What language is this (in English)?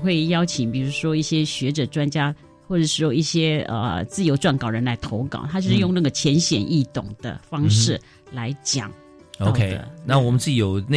Chinese